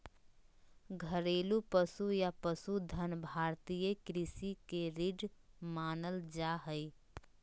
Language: Magahi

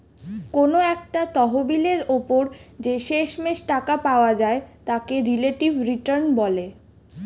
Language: Bangla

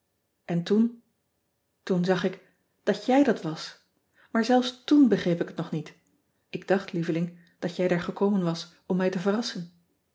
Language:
Dutch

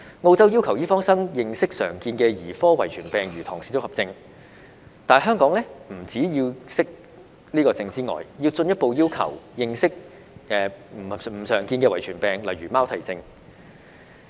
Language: Cantonese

